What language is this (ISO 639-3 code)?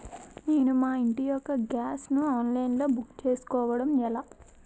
tel